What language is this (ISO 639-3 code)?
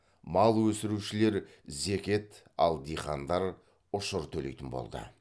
kaz